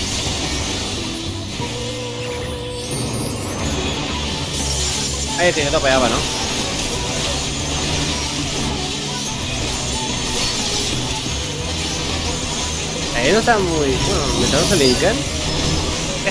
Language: Spanish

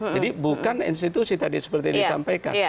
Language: Indonesian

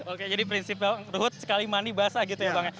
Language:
Indonesian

